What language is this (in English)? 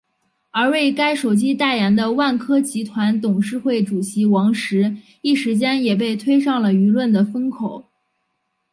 Chinese